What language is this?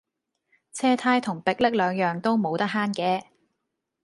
Cantonese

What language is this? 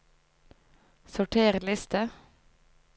Norwegian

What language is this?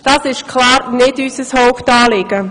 Swiss German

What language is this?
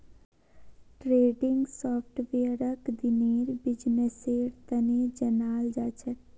Magahi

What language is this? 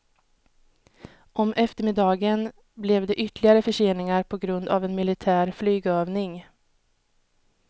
Swedish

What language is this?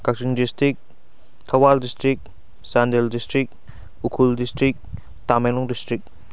Manipuri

